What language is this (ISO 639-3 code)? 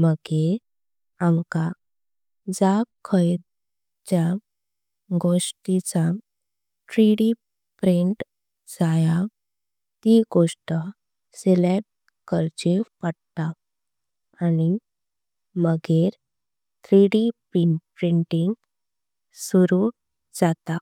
kok